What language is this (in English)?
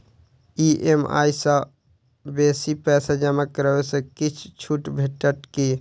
Maithili